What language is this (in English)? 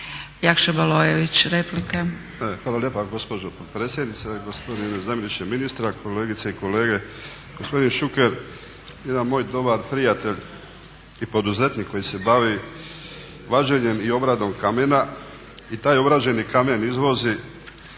Croatian